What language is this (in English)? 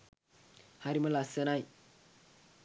Sinhala